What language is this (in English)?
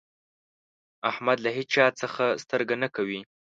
Pashto